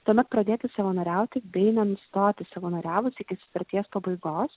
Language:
Lithuanian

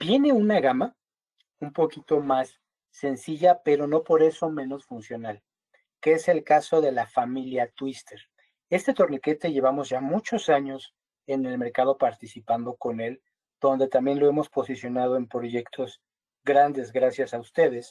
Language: Spanish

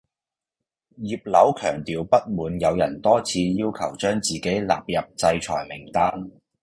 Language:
Cantonese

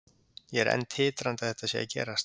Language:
Icelandic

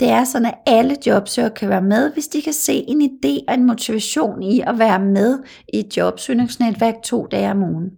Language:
Danish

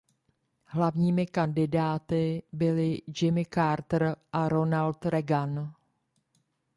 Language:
Czech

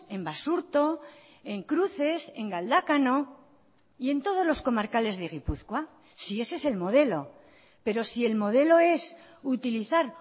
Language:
Spanish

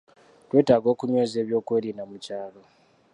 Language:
Ganda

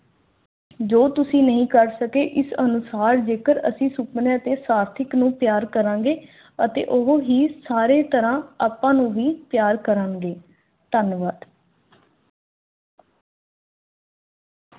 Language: Punjabi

